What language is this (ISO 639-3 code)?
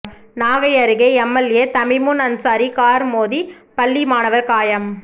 tam